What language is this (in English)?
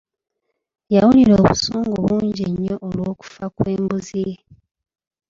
Ganda